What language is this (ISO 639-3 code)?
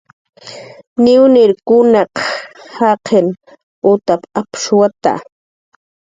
jqr